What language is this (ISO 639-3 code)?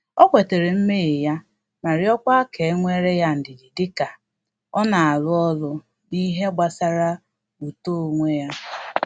ibo